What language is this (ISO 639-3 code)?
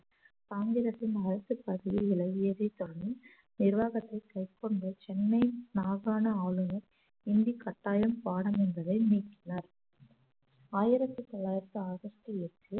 tam